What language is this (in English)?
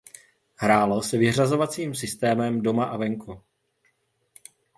Czech